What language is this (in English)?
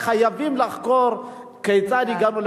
Hebrew